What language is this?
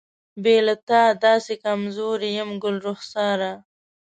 Pashto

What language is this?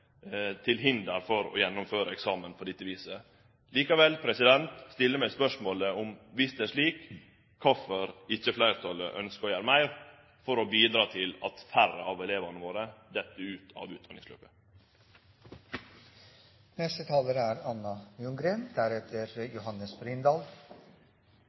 Norwegian Nynorsk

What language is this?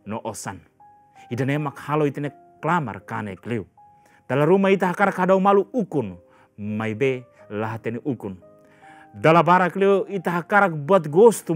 Indonesian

